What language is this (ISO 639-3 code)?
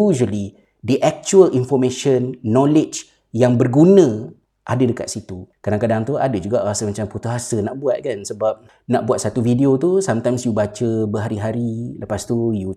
msa